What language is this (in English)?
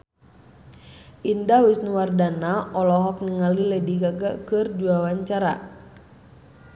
Sundanese